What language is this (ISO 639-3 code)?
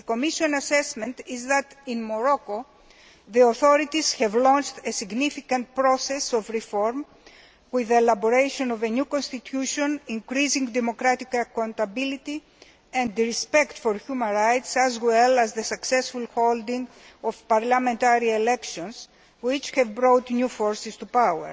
eng